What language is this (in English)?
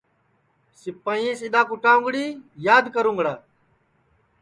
Sansi